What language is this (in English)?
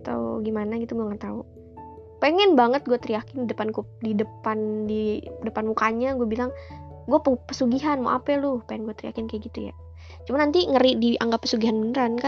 Indonesian